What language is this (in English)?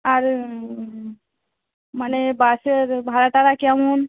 Bangla